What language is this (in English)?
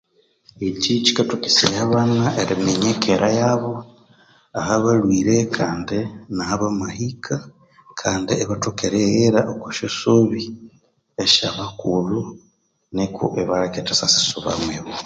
Konzo